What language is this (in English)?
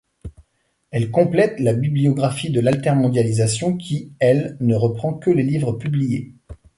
French